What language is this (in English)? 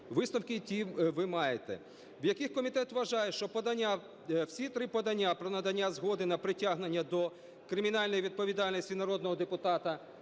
Ukrainian